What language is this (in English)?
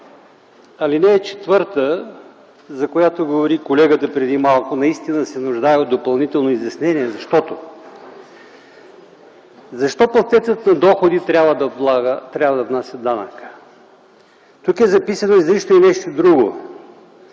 Bulgarian